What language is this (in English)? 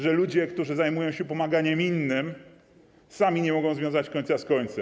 Polish